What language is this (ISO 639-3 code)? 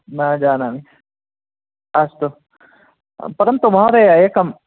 san